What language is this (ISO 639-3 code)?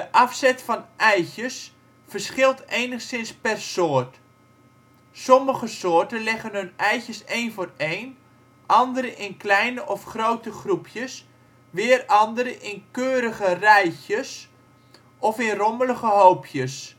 nld